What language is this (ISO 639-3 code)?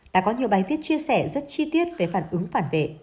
vie